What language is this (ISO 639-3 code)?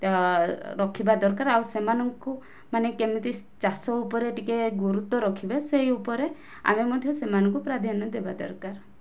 ori